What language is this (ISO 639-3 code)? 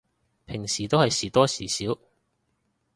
yue